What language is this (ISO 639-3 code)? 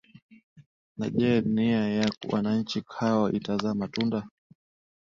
swa